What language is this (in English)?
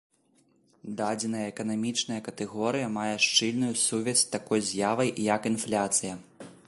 Belarusian